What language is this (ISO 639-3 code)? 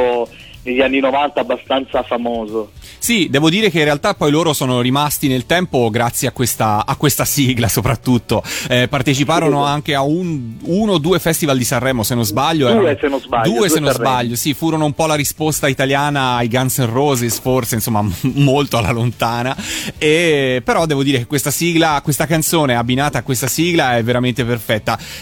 ita